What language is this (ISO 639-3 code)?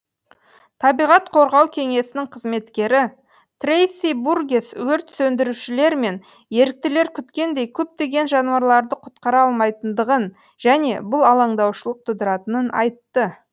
kaz